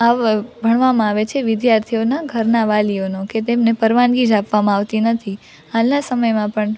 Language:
Gujarati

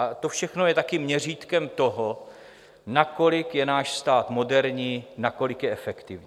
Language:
Czech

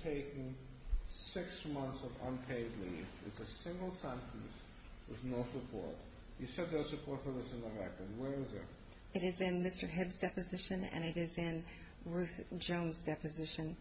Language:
English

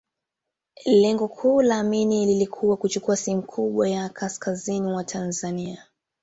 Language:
Swahili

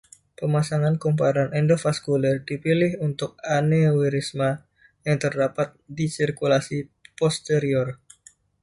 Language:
Indonesian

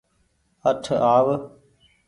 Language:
Goaria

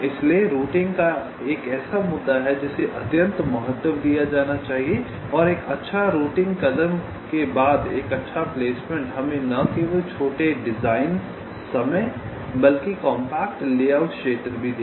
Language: Hindi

